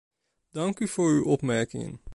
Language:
Dutch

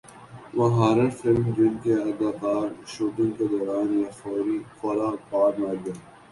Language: Urdu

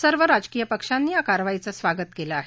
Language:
Marathi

